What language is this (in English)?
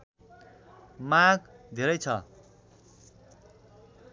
Nepali